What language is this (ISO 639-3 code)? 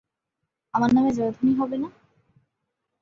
ben